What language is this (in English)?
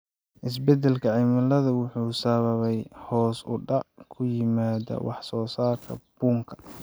Somali